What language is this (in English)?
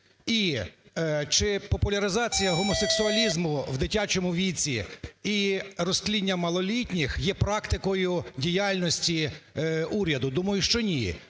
Ukrainian